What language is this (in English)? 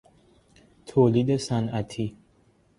Persian